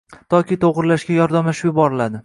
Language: Uzbek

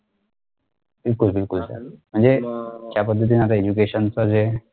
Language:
Marathi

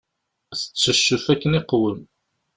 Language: Kabyle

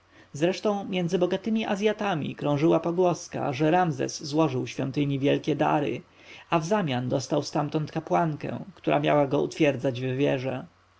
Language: Polish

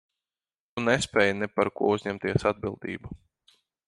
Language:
Latvian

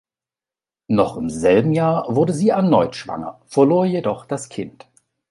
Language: German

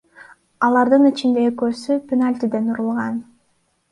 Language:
Kyrgyz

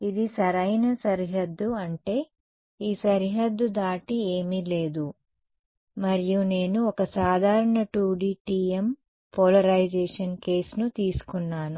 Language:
Telugu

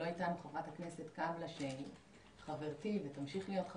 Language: Hebrew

